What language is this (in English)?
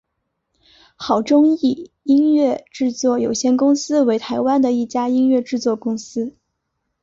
Chinese